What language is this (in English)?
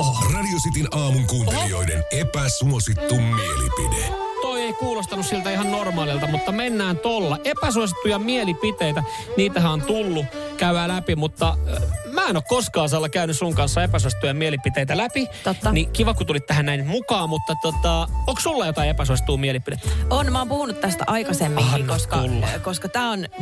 Finnish